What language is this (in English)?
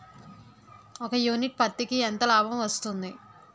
Telugu